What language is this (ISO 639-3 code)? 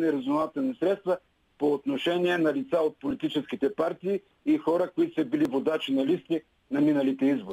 bul